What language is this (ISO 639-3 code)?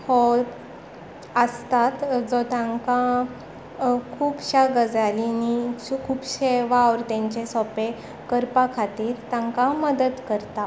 kok